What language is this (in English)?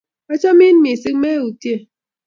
Kalenjin